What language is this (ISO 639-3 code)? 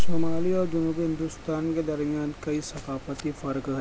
urd